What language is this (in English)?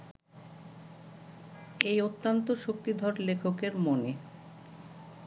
Bangla